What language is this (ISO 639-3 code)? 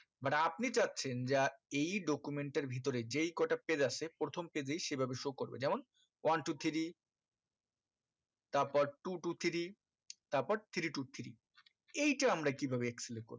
ben